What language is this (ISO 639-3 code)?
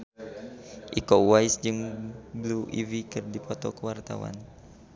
sun